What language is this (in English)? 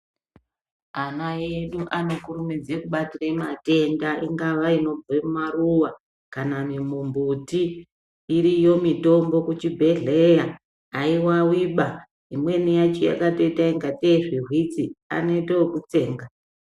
Ndau